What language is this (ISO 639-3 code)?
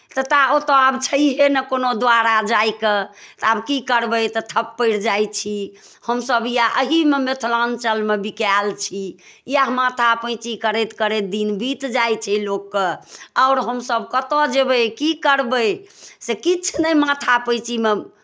mai